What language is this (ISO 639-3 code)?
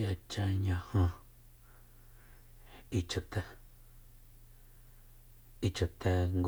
vmp